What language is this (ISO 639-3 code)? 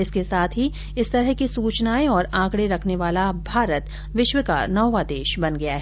hin